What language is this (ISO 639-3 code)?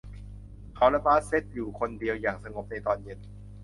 tha